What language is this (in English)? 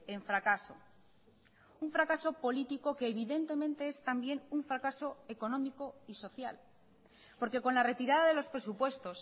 Spanish